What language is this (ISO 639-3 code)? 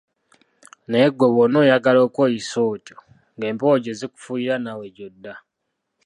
lug